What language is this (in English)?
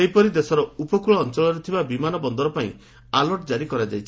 Odia